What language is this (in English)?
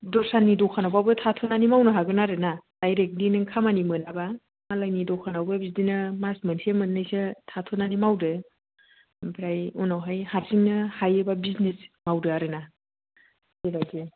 Bodo